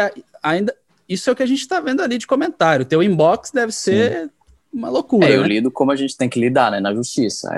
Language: Portuguese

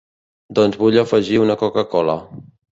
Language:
Catalan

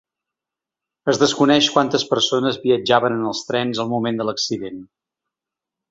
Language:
Catalan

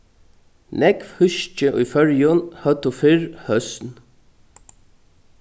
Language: Faroese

